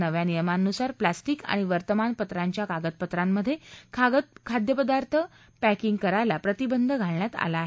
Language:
Marathi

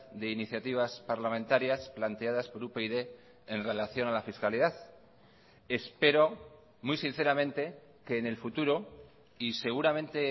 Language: Spanish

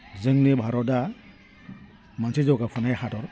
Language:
Bodo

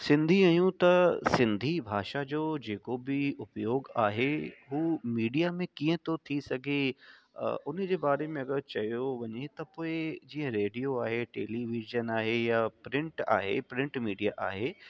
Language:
Sindhi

